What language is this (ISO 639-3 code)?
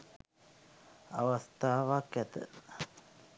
sin